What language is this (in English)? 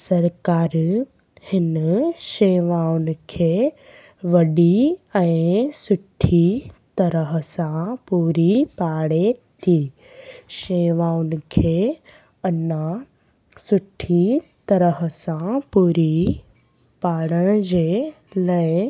Sindhi